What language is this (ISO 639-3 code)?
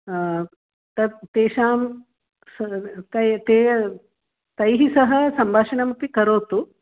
san